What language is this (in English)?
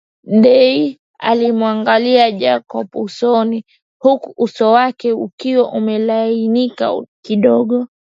Swahili